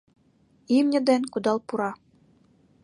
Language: Mari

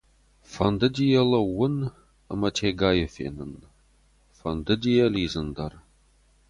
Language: Ossetic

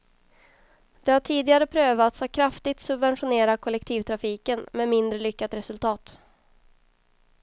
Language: Swedish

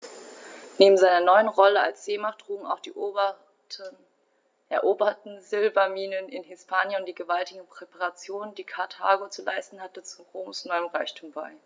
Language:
German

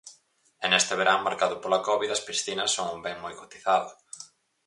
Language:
Galician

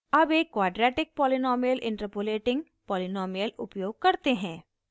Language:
Hindi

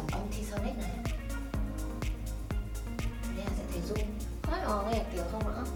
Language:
Vietnamese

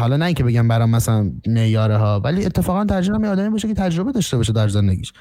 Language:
Persian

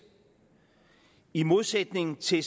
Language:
Danish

